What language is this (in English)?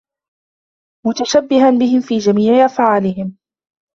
Arabic